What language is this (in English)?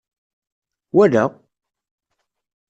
Kabyle